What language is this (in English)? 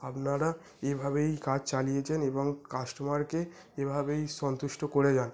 Bangla